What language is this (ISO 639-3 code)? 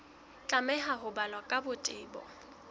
sot